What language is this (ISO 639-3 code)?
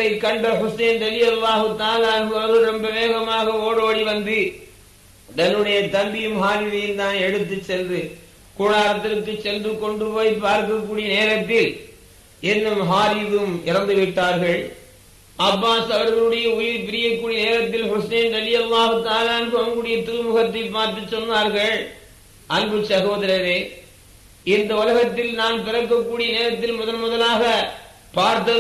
tam